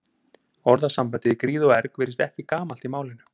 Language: Icelandic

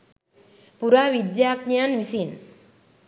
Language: Sinhala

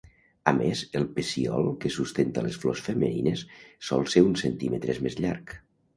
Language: Catalan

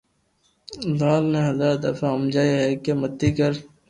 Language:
Loarki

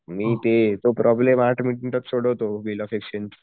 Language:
Marathi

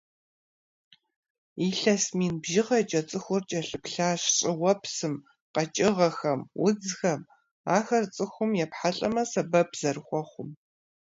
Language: Kabardian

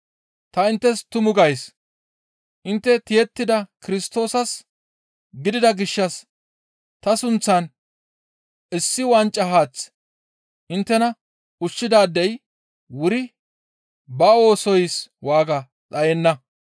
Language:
Gamo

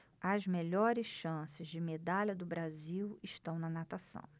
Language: Portuguese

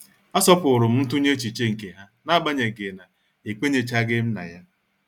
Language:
Igbo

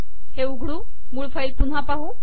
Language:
Marathi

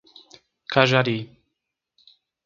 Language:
Portuguese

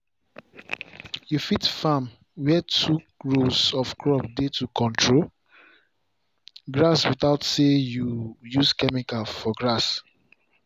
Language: Nigerian Pidgin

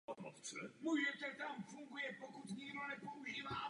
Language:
Czech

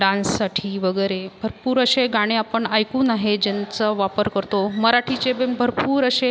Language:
Marathi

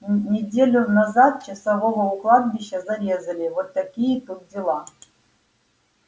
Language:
Russian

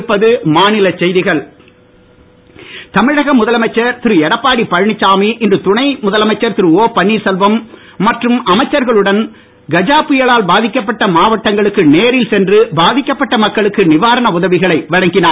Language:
Tamil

